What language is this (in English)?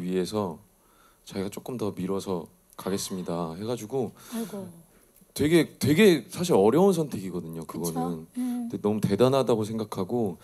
Korean